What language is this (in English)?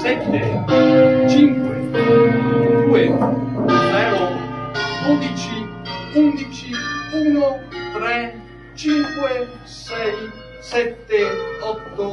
Italian